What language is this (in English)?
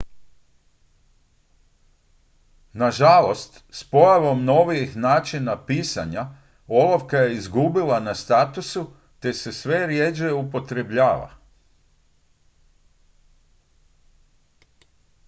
Croatian